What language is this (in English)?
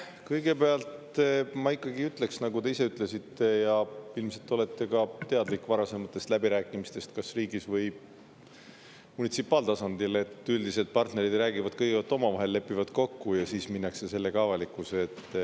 Estonian